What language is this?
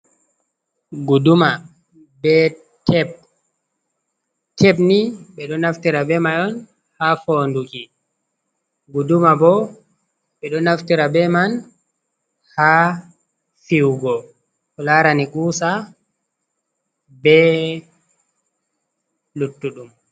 Fula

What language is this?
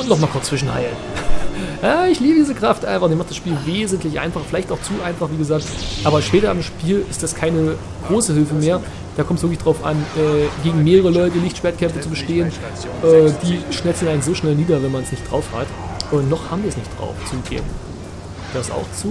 German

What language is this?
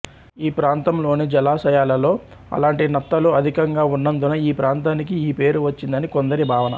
Telugu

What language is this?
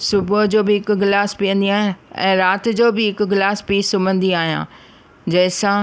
Sindhi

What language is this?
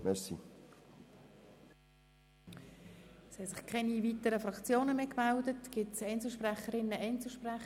Swiss German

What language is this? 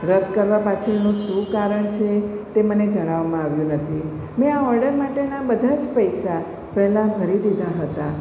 Gujarati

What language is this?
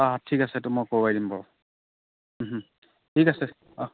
Assamese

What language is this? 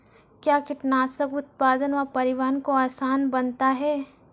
Maithili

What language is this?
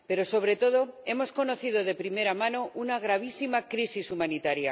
Spanish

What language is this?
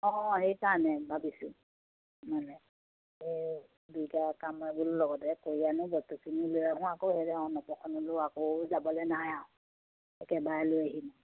Assamese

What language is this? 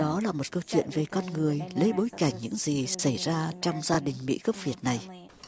Vietnamese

